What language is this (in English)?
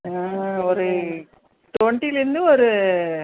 Tamil